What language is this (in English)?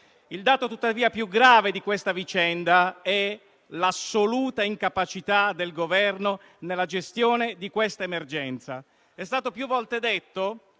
Italian